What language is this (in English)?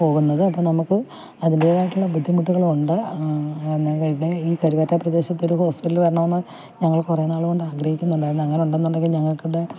Malayalam